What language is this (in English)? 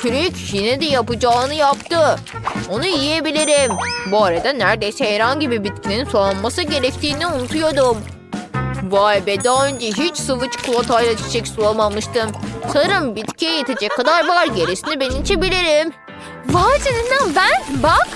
Turkish